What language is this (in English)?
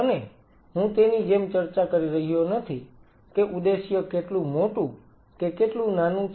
Gujarati